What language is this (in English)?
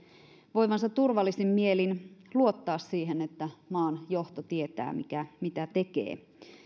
Finnish